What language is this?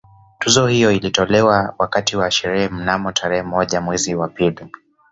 Swahili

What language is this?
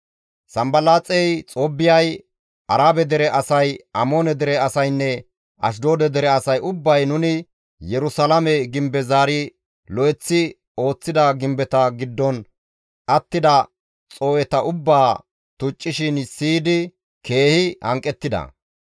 Gamo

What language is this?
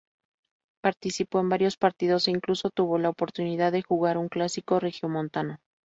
Spanish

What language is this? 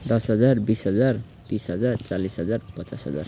Nepali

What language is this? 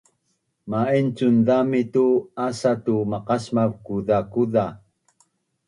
Bunun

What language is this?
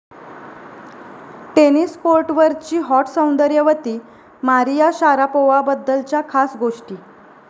Marathi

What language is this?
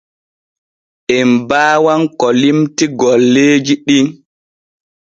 Borgu Fulfulde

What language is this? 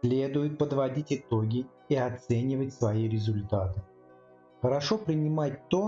Russian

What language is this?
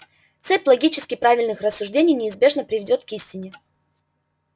Russian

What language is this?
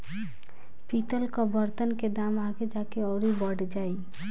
Bhojpuri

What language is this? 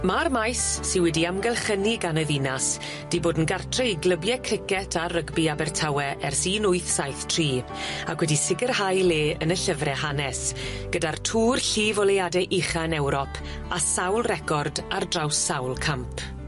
Welsh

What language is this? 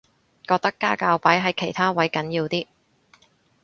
Cantonese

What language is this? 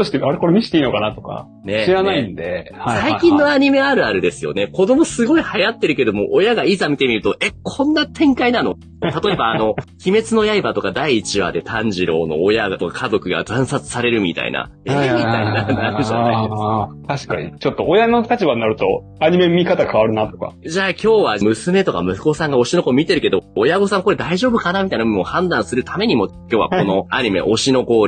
Japanese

